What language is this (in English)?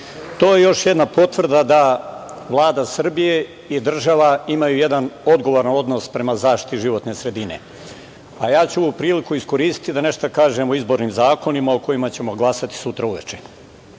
Serbian